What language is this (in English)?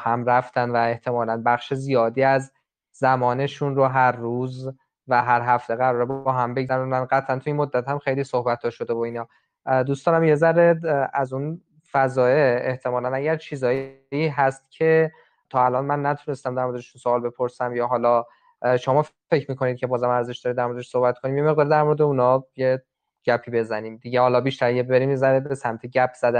Persian